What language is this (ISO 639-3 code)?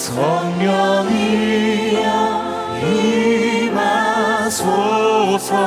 kor